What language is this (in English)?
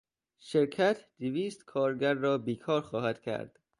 Persian